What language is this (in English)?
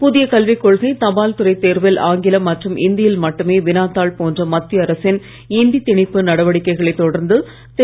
Tamil